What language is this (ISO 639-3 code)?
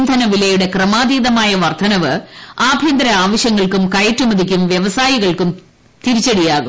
mal